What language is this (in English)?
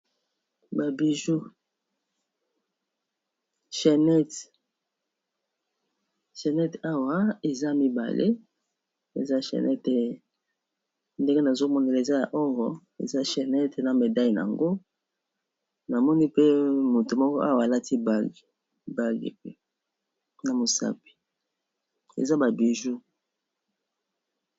Lingala